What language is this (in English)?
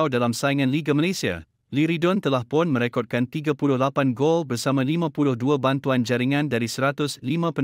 Malay